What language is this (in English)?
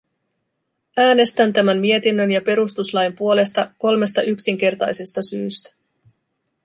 Finnish